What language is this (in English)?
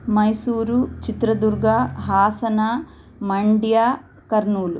Sanskrit